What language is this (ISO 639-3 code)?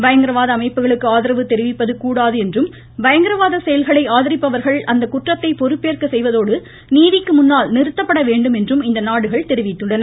tam